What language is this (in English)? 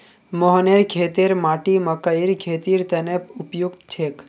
Magahi